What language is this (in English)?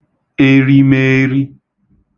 Igbo